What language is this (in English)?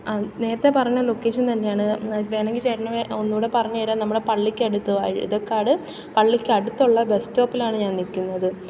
Malayalam